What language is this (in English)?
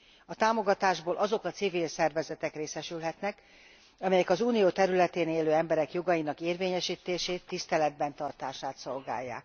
Hungarian